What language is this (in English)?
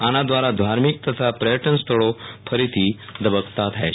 Gujarati